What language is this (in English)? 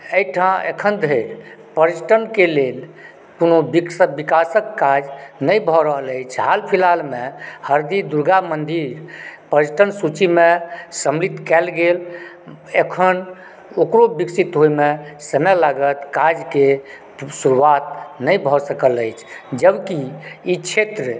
Maithili